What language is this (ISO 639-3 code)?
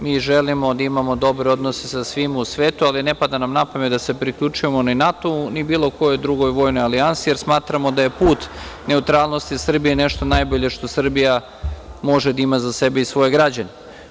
srp